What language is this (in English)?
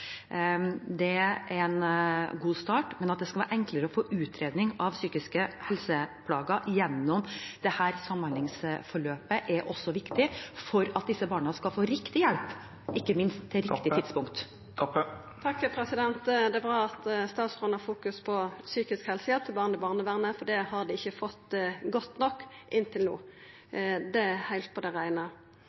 Norwegian